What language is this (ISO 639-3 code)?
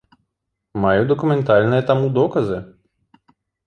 bel